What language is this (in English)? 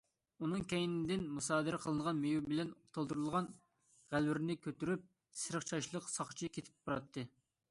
Uyghur